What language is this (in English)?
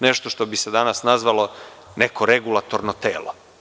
Serbian